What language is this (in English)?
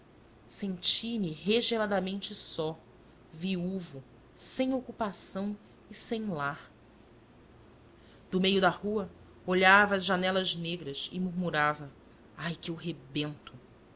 Portuguese